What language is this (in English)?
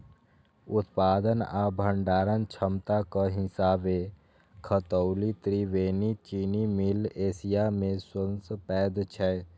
Maithili